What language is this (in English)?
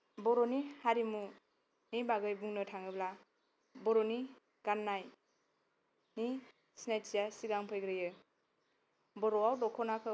Bodo